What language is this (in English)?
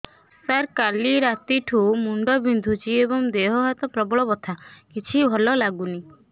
Odia